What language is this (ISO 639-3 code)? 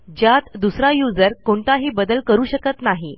mar